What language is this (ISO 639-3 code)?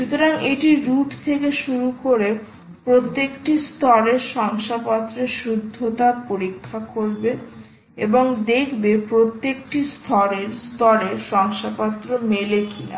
ben